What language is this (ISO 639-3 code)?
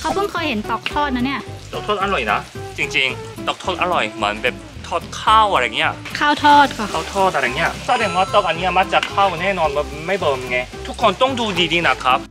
tha